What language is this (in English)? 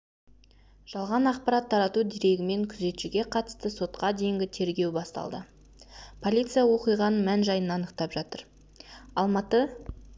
Kazakh